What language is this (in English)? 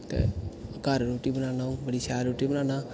Dogri